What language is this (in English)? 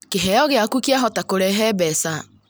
Kikuyu